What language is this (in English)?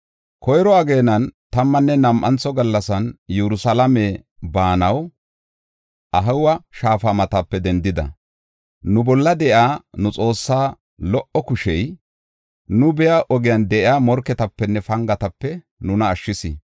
Gofa